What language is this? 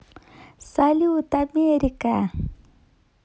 Russian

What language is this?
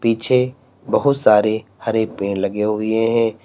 Hindi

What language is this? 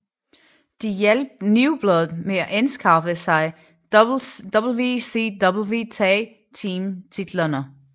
Danish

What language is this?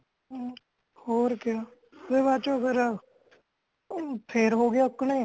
Punjabi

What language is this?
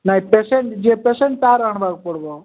Odia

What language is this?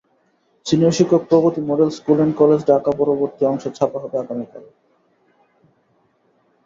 Bangla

